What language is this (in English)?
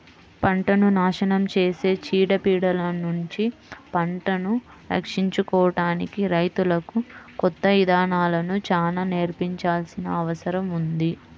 Telugu